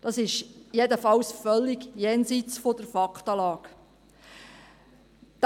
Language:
Swiss German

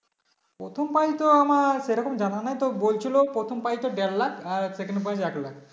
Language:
Bangla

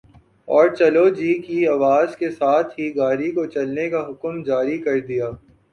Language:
Urdu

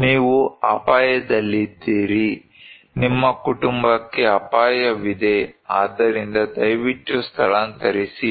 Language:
Kannada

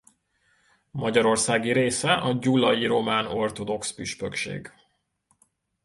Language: Hungarian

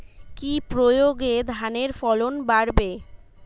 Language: Bangla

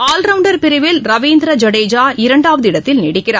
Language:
Tamil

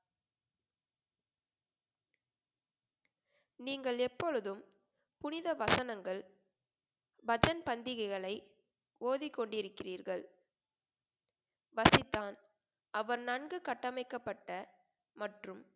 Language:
Tamil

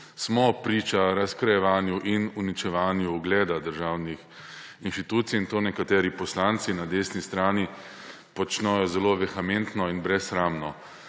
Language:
Slovenian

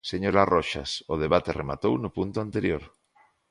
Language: Galician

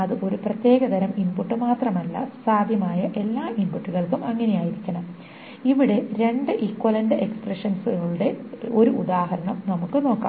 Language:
Malayalam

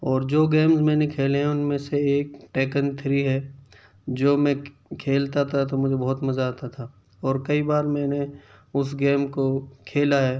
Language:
Urdu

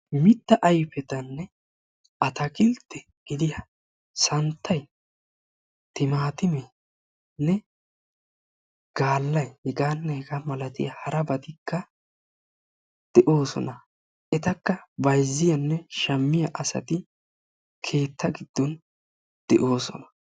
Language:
Wolaytta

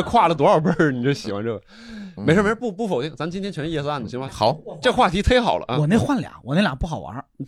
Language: Chinese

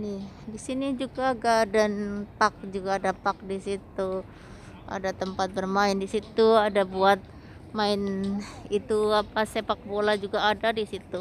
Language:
Indonesian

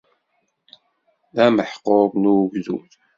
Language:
Kabyle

